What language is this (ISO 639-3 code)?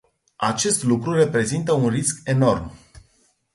ron